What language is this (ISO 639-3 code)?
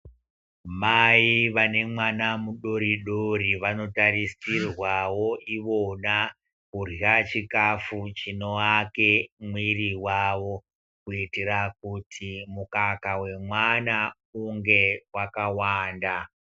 ndc